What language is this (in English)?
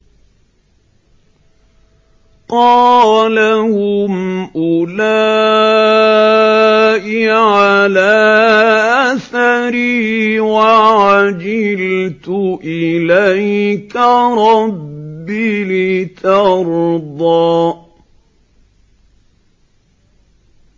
Arabic